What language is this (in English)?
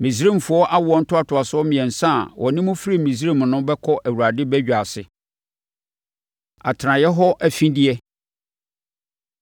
Akan